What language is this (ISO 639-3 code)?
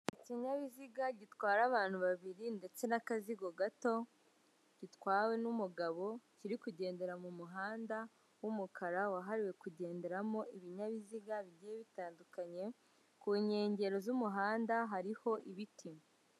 kin